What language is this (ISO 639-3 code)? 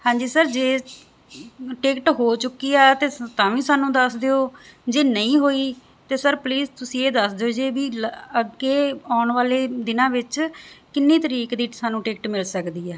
pan